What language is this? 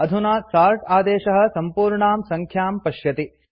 Sanskrit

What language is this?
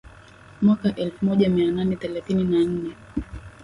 Swahili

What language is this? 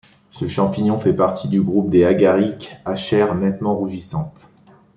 French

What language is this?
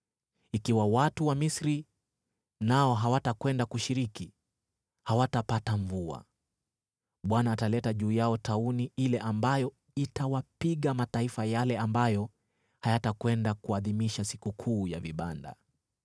Swahili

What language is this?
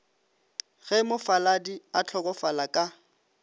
Northern Sotho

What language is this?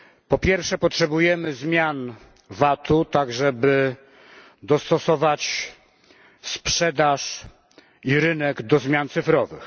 Polish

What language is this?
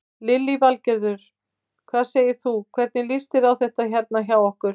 Icelandic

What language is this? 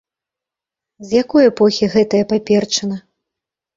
Belarusian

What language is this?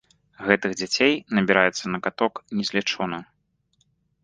Belarusian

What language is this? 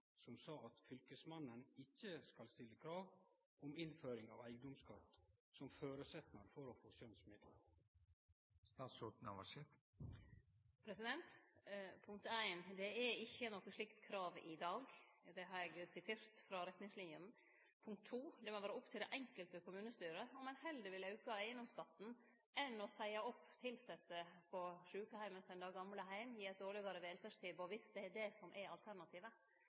Norwegian Nynorsk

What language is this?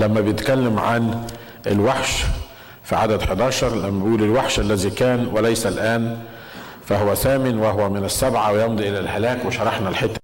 Arabic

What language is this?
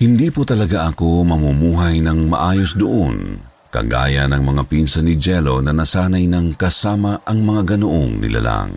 Filipino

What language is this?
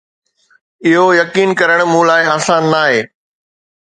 Sindhi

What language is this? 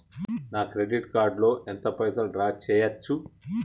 Telugu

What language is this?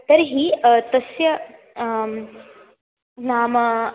Sanskrit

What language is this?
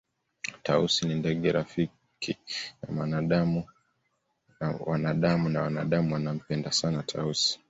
Swahili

